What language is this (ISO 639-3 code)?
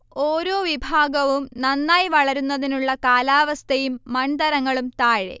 mal